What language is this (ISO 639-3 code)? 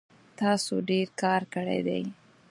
pus